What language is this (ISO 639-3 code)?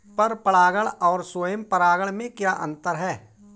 hin